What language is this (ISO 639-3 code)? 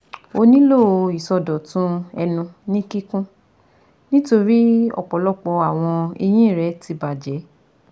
yor